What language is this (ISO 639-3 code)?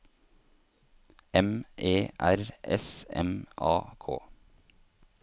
nor